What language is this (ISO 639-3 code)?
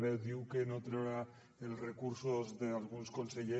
cat